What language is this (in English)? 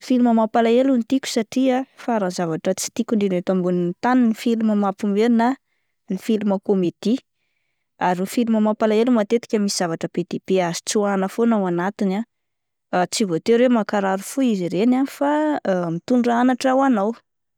Malagasy